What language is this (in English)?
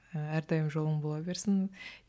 Kazakh